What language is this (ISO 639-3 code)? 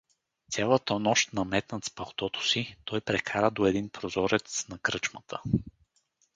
bul